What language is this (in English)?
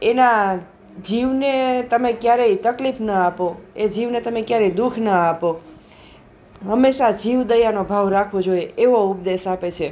Gujarati